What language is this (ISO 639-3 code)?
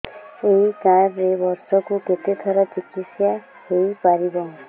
ori